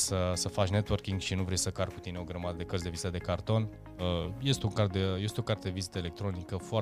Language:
Romanian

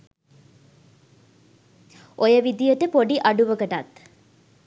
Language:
Sinhala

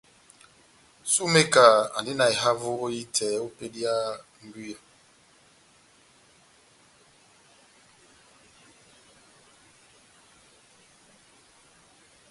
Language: Batanga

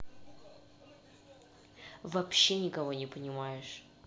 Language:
Russian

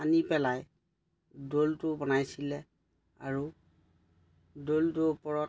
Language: Assamese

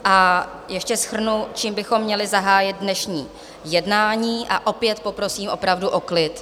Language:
Czech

